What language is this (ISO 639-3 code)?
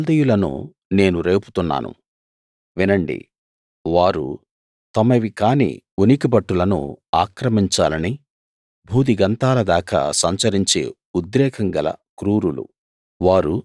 tel